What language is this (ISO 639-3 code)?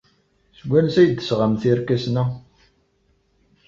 kab